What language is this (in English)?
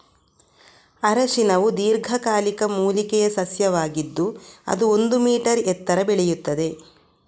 Kannada